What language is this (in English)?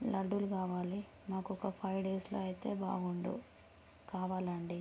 Telugu